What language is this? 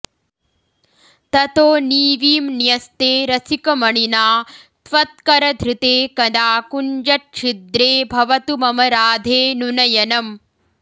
Sanskrit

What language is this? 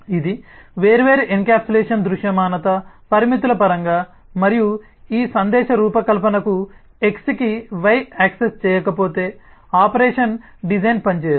Telugu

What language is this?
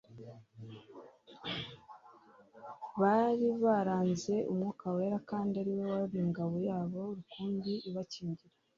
Kinyarwanda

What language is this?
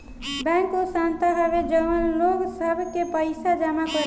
Bhojpuri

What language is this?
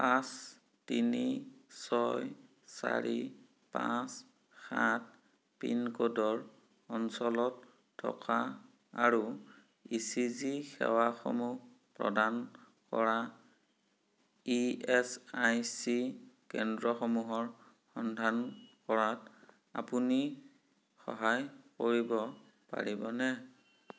Assamese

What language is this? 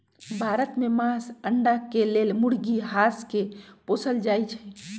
Magahi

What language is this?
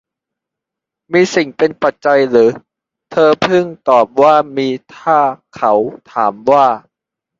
Thai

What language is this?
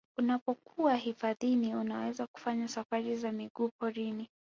Swahili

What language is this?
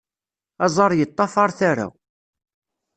Kabyle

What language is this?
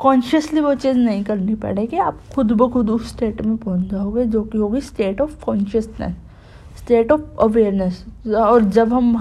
Hindi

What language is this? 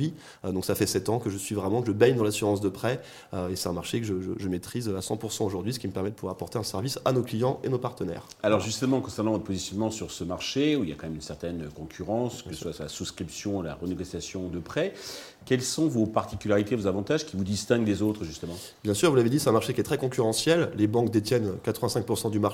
French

